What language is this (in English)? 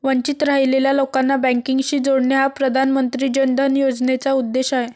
Marathi